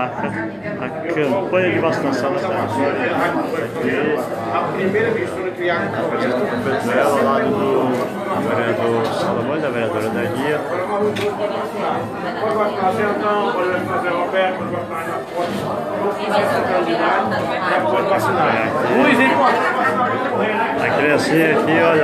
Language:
Portuguese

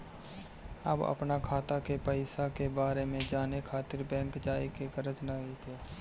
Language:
Bhojpuri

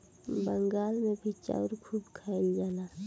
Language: Bhojpuri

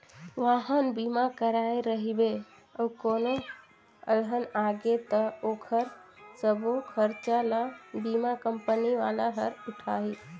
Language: Chhattisgarhi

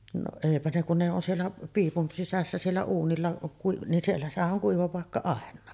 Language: Finnish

